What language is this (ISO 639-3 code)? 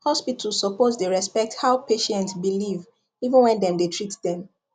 pcm